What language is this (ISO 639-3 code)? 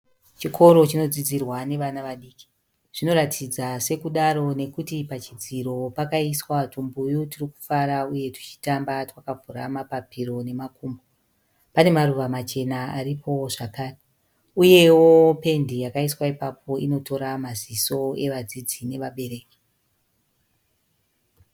sna